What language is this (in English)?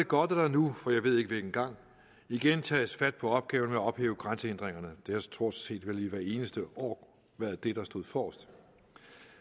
Danish